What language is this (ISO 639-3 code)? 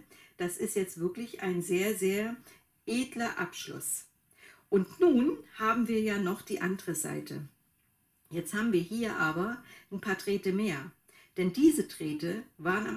deu